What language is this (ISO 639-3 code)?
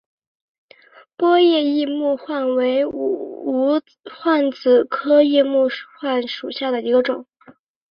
zho